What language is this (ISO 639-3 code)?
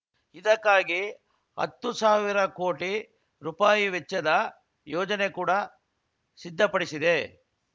kan